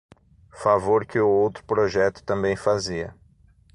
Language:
Portuguese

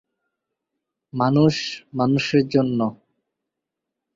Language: Bangla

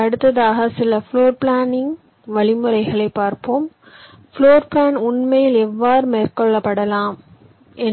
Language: Tamil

